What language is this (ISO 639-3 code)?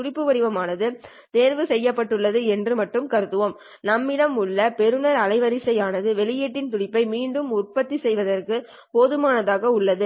tam